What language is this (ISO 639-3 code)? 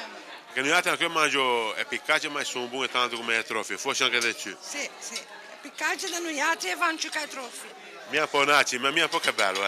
ita